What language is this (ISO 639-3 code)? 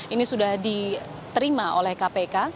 ind